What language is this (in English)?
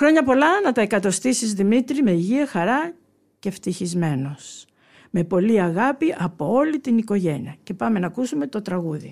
Greek